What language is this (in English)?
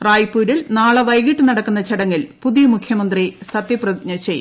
Malayalam